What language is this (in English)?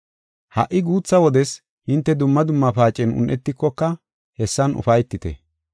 Gofa